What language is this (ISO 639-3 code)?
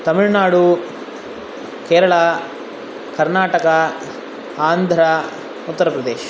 san